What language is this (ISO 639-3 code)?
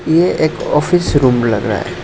hin